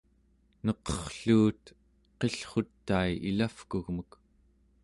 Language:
Central Yupik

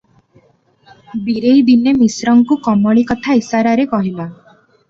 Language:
Odia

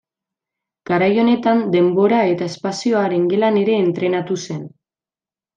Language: Basque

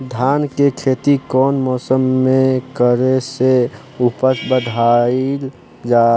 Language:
Bhojpuri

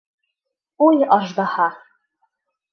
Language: Bashkir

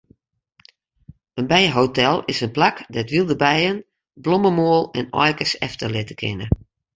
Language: Western Frisian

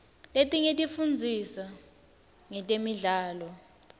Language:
Swati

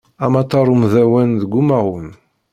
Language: Kabyle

